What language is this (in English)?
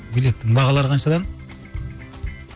Kazakh